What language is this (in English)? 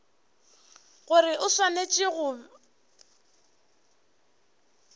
Northern Sotho